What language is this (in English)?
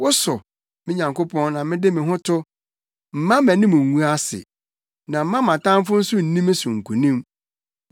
Akan